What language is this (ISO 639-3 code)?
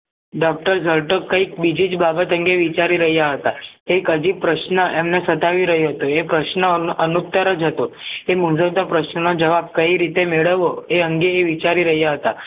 guj